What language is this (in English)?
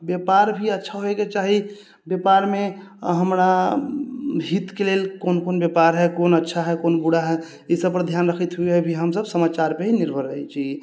Maithili